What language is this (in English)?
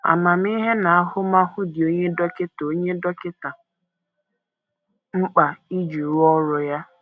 Igbo